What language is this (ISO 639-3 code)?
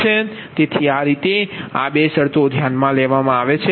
guj